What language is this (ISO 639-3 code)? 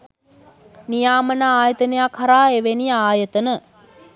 sin